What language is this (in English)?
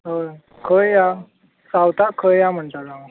Konkani